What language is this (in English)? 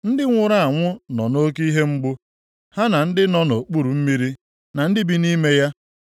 Igbo